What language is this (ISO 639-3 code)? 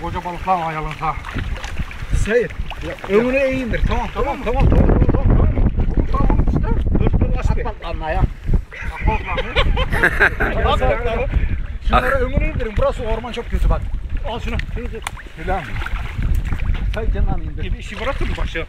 tur